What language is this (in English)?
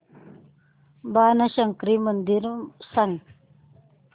Marathi